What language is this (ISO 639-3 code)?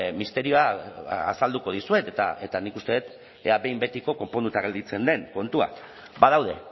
eus